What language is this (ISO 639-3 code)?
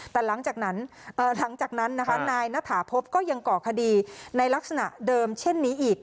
tha